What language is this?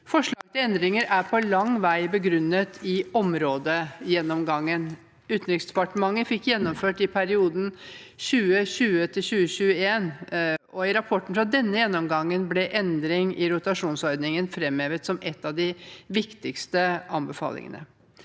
Norwegian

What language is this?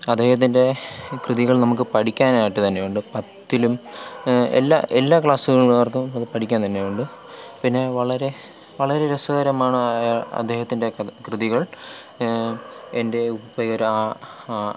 Malayalam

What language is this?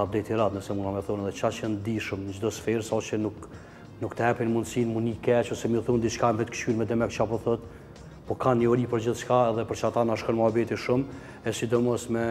Romanian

